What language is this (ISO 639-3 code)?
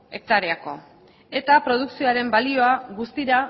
eus